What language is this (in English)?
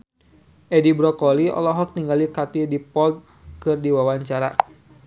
Sundanese